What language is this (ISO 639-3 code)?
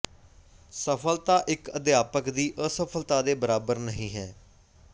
pan